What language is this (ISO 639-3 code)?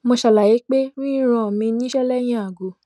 yor